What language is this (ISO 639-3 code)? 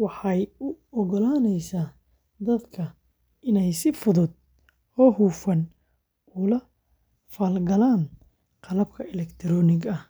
som